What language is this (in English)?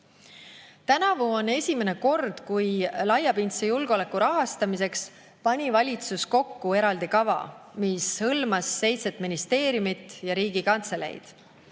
Estonian